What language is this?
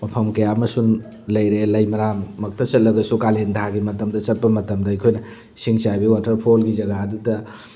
Manipuri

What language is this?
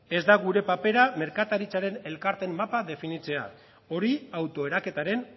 Basque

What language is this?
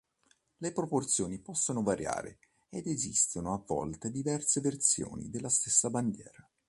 Italian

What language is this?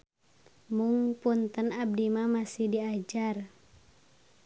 Sundanese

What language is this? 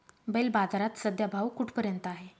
Marathi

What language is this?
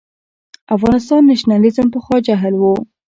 Pashto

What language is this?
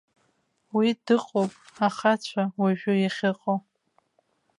Abkhazian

